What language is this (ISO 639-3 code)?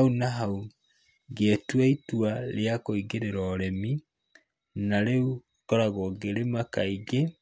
kik